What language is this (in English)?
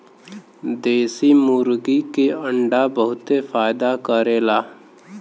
Bhojpuri